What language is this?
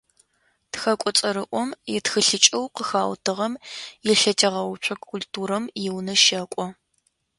Adyghe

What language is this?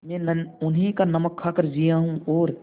Hindi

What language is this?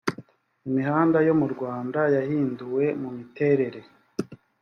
Kinyarwanda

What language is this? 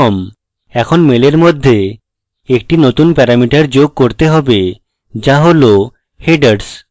Bangla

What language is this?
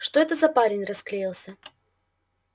Russian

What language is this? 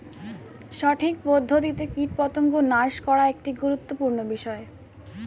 Bangla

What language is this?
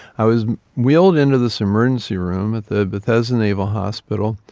English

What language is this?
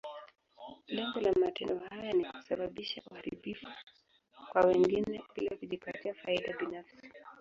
Swahili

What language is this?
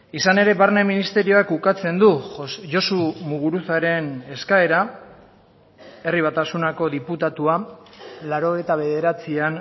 Basque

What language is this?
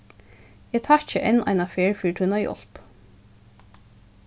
Faroese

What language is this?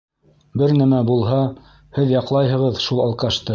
Bashkir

